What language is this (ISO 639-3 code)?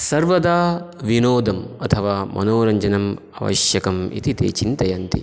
san